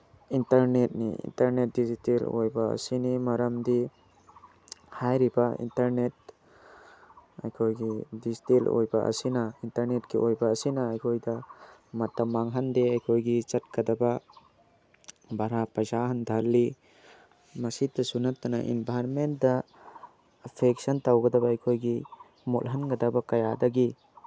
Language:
Manipuri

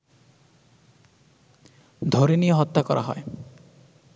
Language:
Bangla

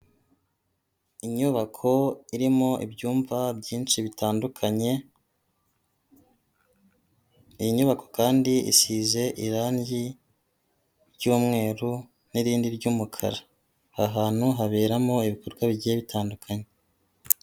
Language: Kinyarwanda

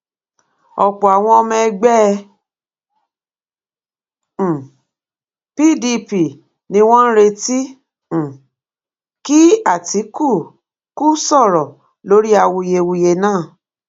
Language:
Yoruba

